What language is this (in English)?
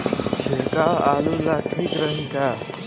Bhojpuri